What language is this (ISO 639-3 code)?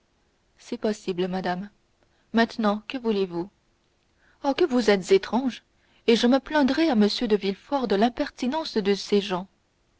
fra